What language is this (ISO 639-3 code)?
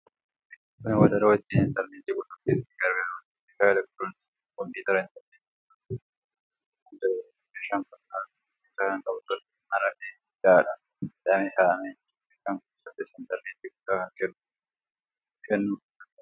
orm